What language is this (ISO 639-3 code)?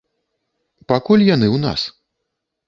bel